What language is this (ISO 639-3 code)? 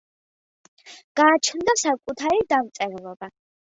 kat